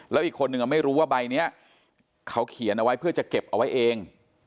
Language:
Thai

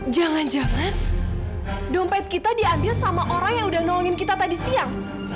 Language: Indonesian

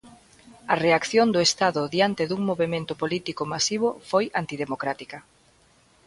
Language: Galician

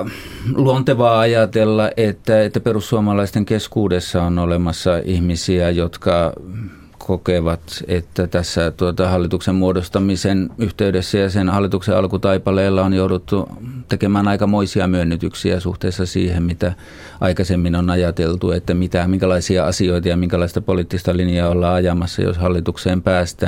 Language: Finnish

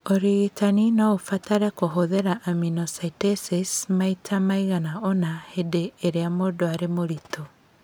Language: Kikuyu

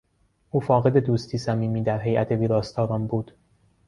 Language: Persian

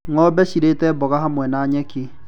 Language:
Kikuyu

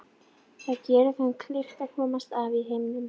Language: Icelandic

